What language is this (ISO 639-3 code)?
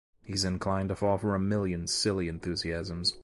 eng